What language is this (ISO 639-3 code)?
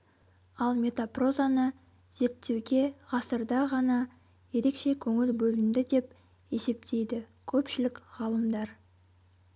kaz